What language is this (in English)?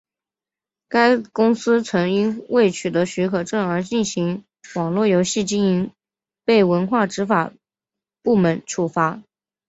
Chinese